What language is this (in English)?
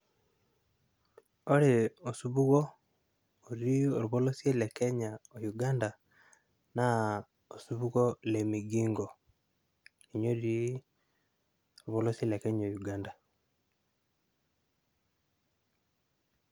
Masai